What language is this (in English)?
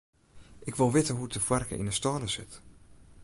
Western Frisian